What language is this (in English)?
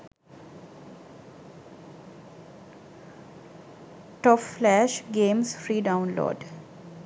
Sinhala